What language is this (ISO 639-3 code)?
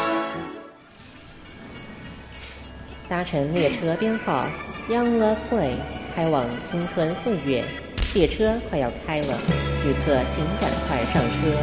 zho